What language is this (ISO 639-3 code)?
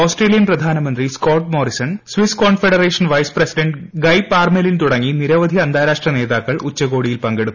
mal